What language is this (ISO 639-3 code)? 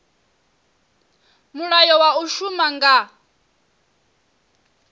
ven